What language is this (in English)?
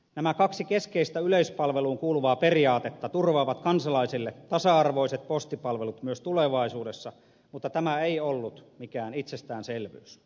Finnish